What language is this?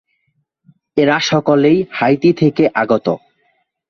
Bangla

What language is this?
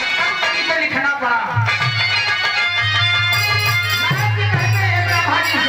Hindi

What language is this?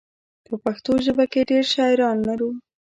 Pashto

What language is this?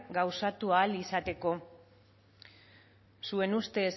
Basque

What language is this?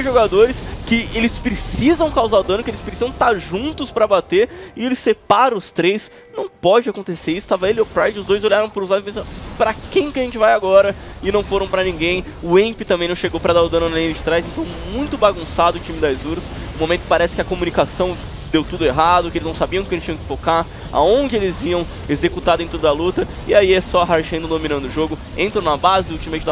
Portuguese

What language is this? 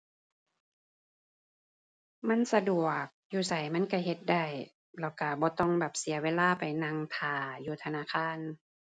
Thai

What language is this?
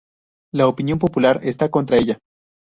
Spanish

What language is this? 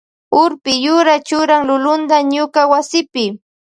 Loja Highland Quichua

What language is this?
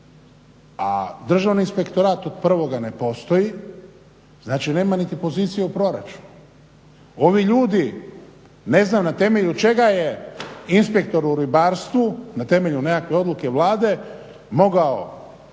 Croatian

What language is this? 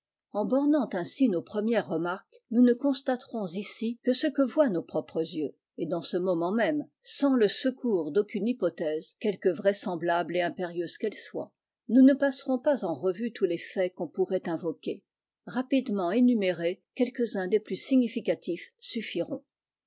French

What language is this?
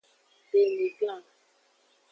Aja (Benin)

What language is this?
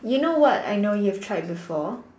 English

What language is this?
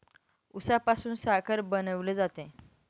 Marathi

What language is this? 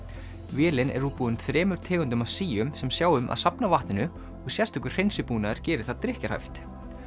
Icelandic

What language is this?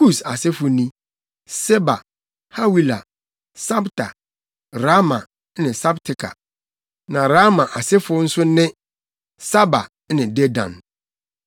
Akan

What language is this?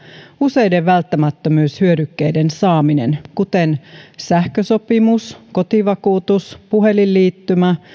Finnish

